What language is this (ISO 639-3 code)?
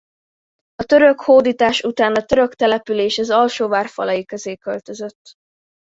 hun